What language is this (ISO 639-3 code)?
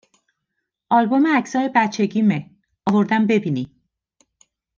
fas